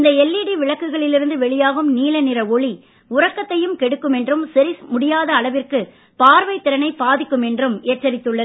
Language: Tamil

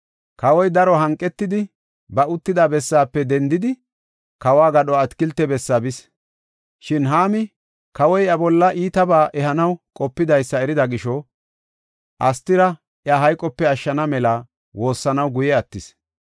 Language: Gofa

